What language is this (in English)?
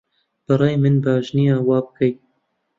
Central Kurdish